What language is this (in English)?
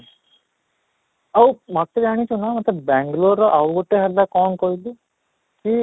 Odia